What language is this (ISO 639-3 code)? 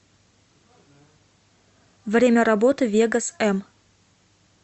rus